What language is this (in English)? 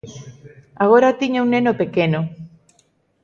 Galician